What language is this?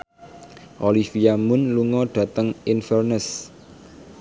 Javanese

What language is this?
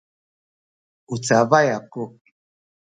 Sakizaya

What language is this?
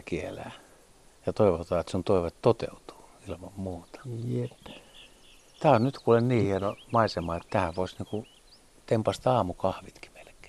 Finnish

